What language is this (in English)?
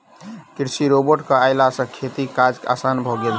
Maithili